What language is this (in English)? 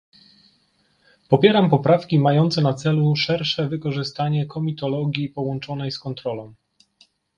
Polish